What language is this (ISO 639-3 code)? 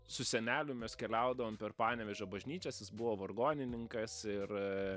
lit